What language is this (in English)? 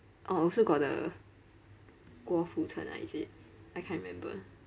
English